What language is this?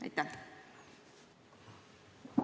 Estonian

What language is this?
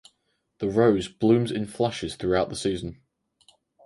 English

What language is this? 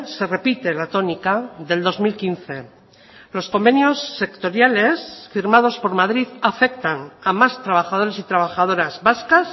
Spanish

